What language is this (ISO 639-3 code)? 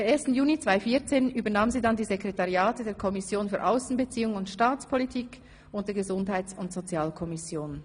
gsw